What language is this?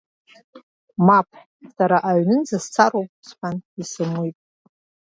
Abkhazian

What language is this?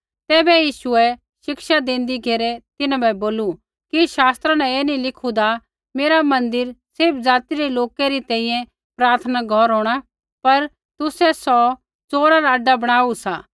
Kullu Pahari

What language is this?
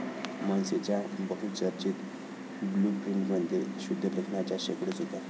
Marathi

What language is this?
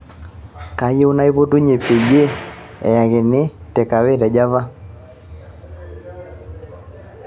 Masai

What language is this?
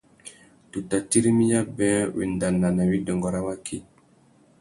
Tuki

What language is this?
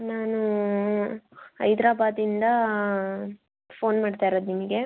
Kannada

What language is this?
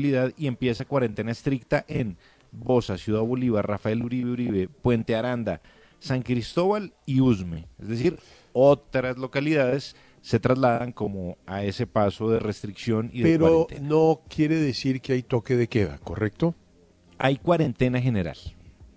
Spanish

